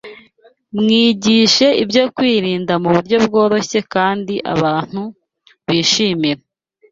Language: Kinyarwanda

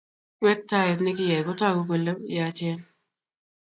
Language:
Kalenjin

